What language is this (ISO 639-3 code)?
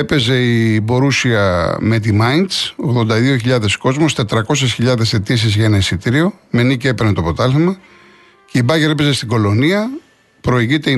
ell